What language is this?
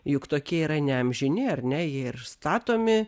Lithuanian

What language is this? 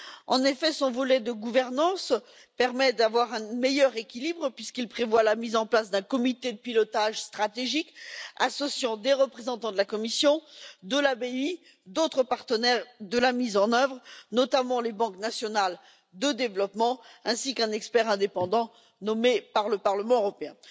French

